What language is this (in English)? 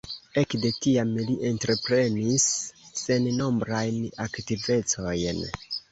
Esperanto